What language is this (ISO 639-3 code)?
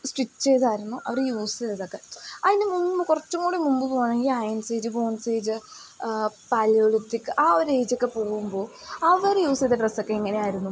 mal